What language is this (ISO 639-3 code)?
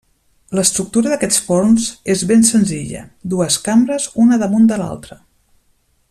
cat